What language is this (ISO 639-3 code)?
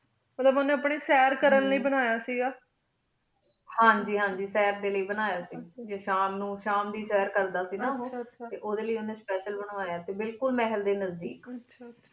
pan